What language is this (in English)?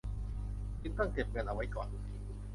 Thai